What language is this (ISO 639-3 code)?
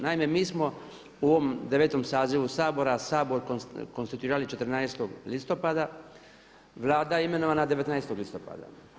hrv